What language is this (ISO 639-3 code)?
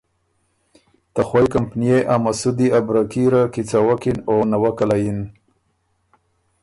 oru